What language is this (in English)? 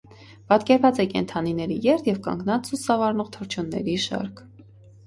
Armenian